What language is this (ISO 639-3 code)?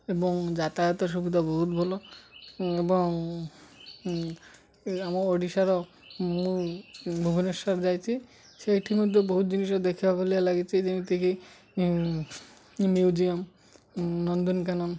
ori